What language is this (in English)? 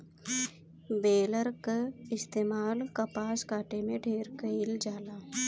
Bhojpuri